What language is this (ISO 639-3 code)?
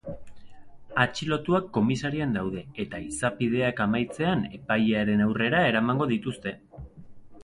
eus